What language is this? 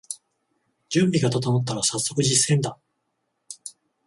Japanese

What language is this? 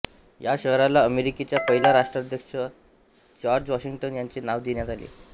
Marathi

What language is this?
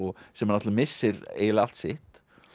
Icelandic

